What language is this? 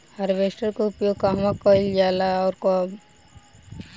Bhojpuri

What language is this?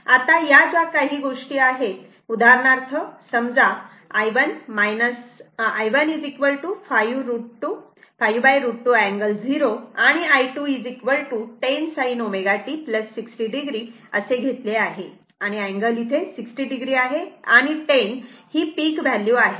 Marathi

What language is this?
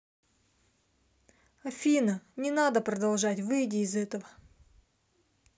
Russian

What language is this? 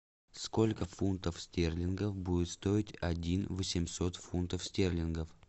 Russian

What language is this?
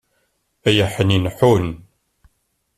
Kabyle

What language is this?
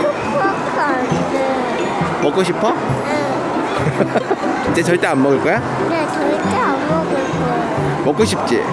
Korean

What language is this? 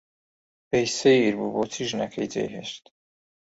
Central Kurdish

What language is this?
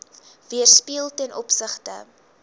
Afrikaans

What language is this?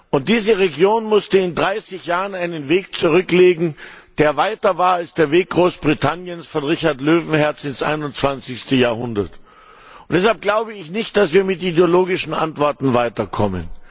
German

